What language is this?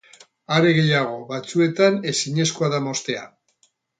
Basque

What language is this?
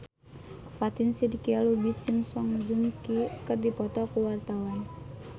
Sundanese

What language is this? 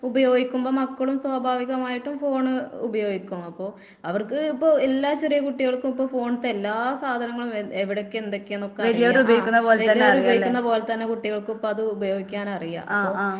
Malayalam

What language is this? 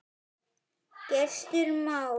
Icelandic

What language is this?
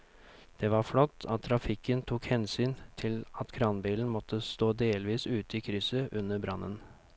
Norwegian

